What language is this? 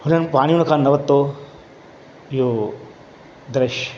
Sindhi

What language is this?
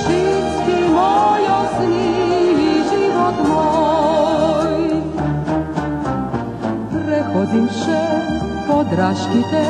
Greek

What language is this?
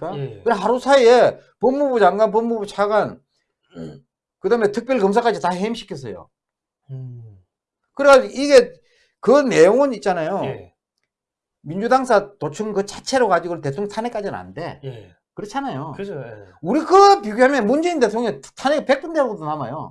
Korean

